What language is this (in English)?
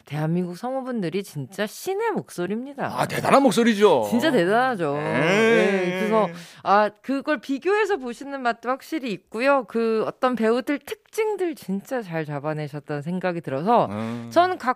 Korean